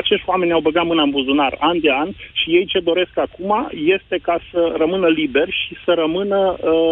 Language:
Romanian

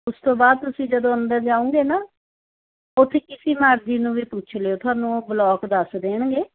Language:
Punjabi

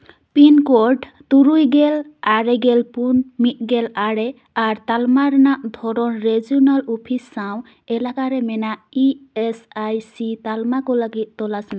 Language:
Santali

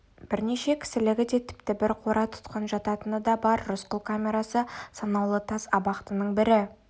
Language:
Kazakh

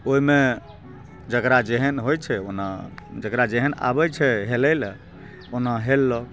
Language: Maithili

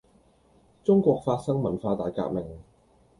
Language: Cantonese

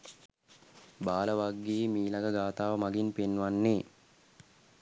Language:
Sinhala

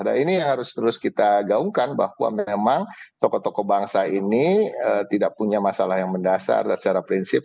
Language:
Indonesian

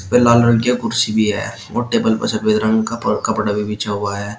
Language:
Hindi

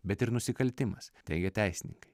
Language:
Lithuanian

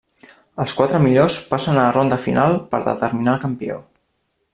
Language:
Catalan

